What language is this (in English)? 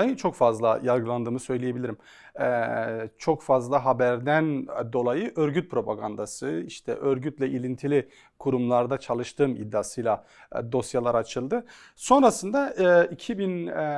Turkish